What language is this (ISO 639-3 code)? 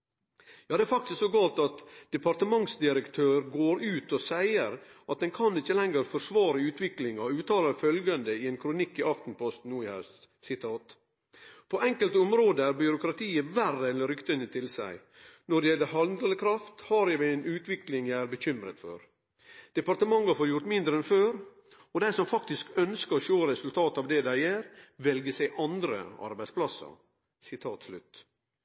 nno